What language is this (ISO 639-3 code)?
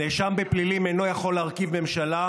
heb